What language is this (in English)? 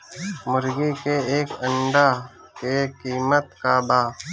Bhojpuri